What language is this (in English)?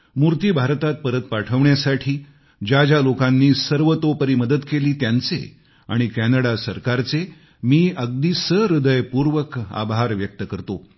Marathi